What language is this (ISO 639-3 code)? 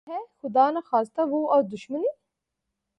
urd